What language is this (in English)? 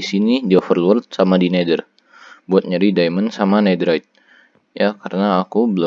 Indonesian